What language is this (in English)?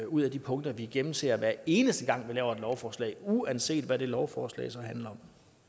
Danish